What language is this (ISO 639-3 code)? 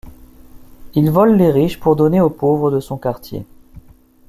fra